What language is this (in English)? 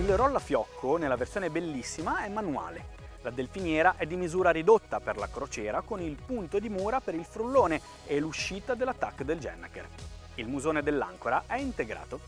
Italian